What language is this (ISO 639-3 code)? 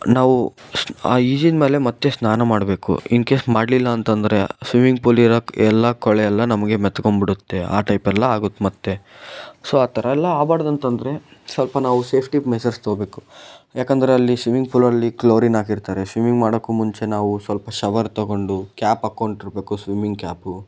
kan